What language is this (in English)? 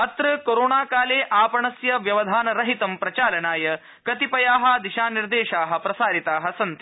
Sanskrit